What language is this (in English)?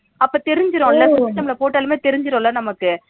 Tamil